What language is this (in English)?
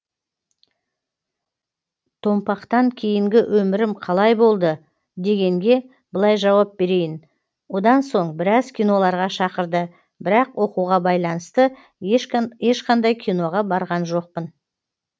Kazakh